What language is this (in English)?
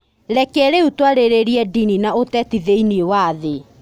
Kikuyu